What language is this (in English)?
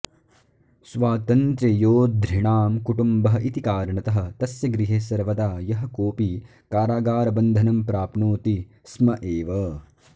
Sanskrit